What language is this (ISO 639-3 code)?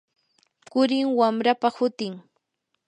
qur